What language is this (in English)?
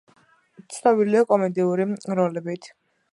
Georgian